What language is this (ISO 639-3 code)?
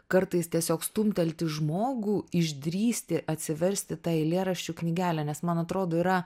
lit